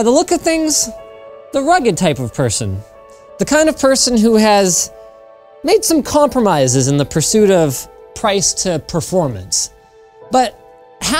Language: English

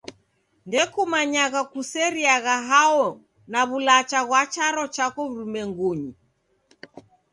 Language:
Taita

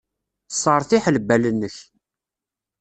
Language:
Kabyle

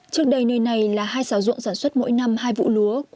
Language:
Vietnamese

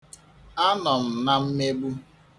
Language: Igbo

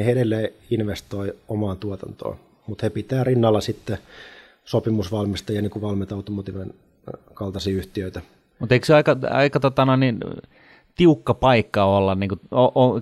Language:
Finnish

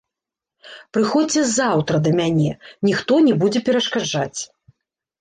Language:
Belarusian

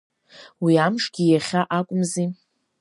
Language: Abkhazian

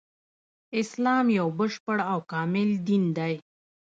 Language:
Pashto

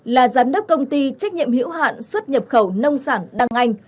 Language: Vietnamese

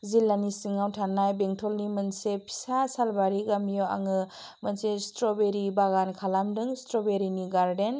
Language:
Bodo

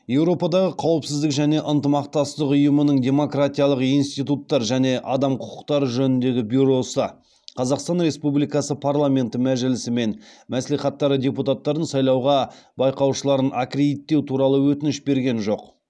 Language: Kazakh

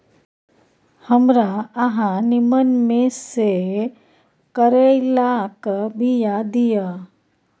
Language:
Maithili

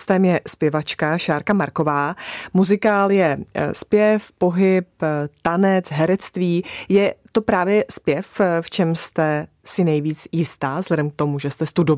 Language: Czech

